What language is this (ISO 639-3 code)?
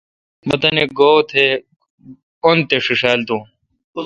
xka